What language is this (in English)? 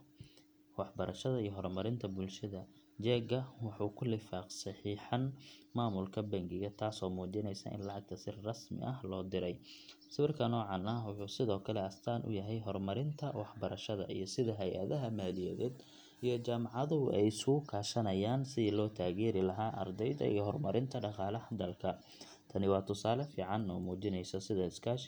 Somali